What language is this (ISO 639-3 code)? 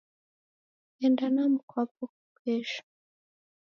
dav